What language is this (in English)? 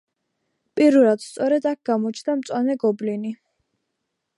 Georgian